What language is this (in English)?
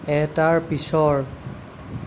Assamese